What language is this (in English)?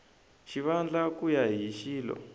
Tsonga